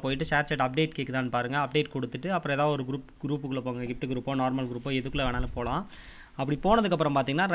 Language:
Romanian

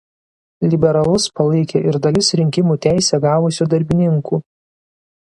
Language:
Lithuanian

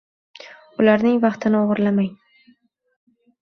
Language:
Uzbek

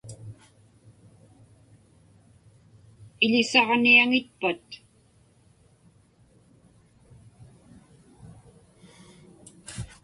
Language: Inupiaq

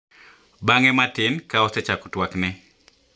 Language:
Luo (Kenya and Tanzania)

